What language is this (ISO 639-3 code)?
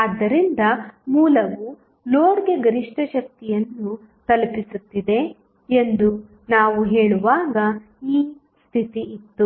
kan